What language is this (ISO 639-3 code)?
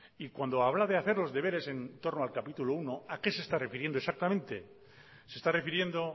spa